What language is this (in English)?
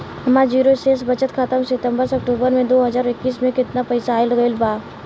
Bhojpuri